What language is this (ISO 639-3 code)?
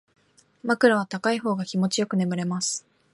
jpn